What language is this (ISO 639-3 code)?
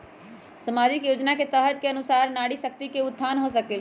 mag